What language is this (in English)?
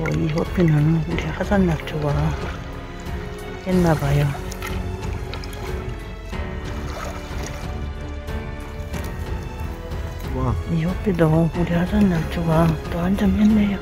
Korean